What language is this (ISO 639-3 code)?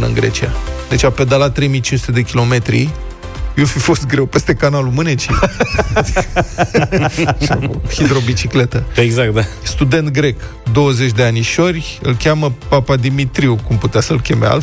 ron